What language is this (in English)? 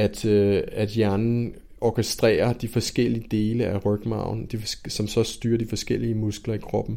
Danish